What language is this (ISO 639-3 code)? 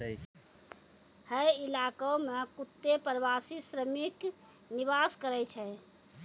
mai